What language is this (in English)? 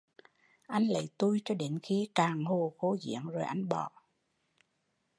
Vietnamese